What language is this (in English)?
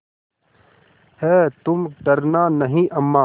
Hindi